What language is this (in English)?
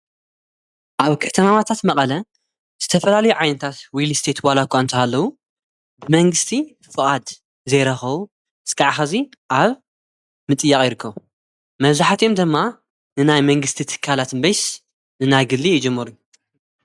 Tigrinya